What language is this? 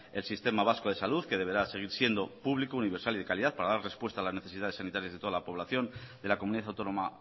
Spanish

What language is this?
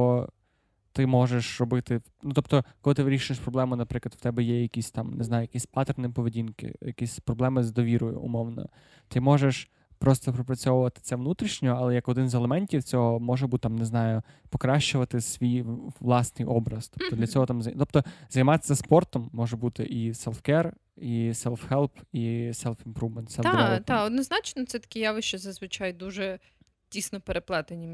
Ukrainian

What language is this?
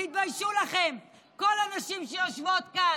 Hebrew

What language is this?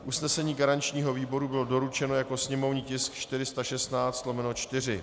Czech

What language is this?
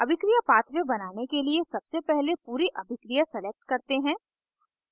Hindi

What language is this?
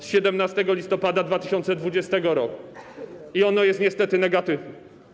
Polish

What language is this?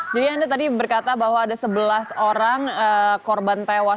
Indonesian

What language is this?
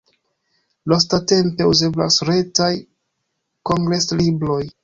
Esperanto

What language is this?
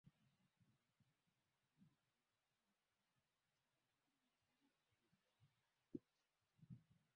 Swahili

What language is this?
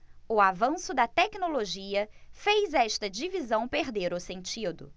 Portuguese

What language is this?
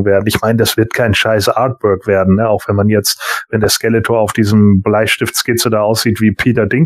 German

